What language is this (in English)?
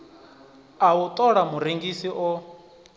Venda